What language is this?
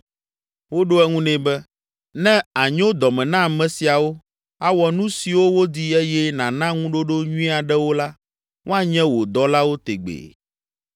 Ewe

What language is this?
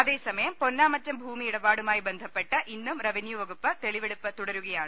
Malayalam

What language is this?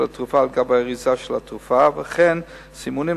Hebrew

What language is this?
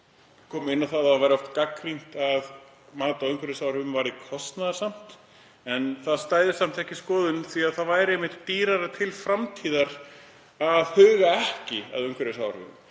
Icelandic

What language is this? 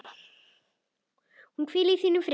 Icelandic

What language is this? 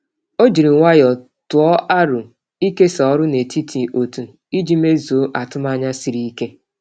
Igbo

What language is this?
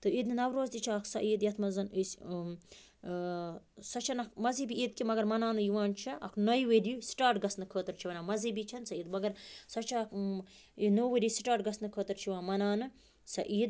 Kashmiri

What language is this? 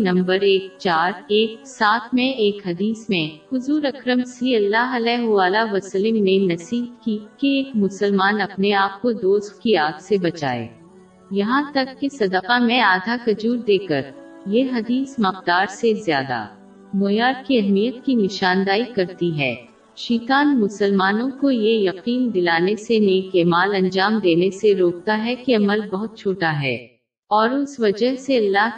Urdu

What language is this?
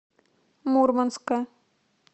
Russian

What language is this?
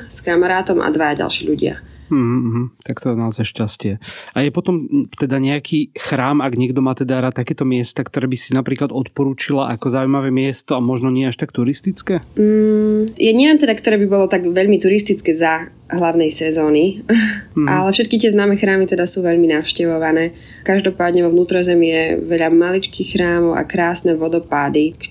Slovak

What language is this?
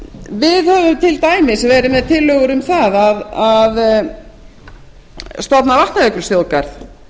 Icelandic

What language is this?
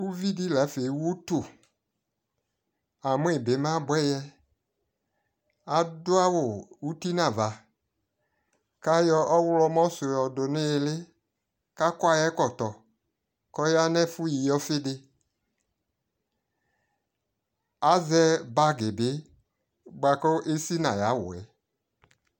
Ikposo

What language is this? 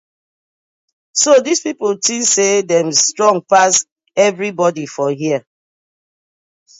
Nigerian Pidgin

